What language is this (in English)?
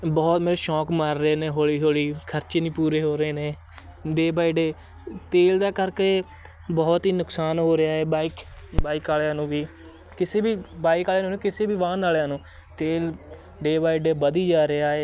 Punjabi